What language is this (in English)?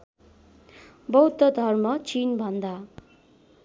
Nepali